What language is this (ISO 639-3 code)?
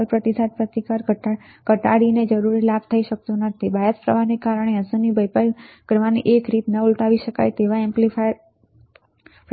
guj